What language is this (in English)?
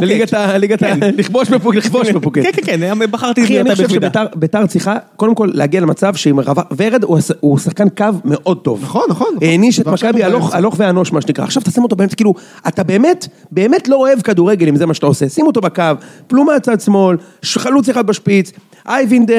Hebrew